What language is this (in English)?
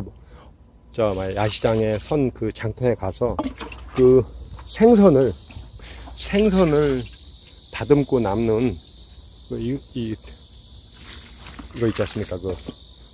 Korean